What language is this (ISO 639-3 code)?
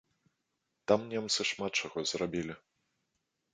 bel